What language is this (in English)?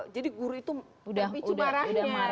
Indonesian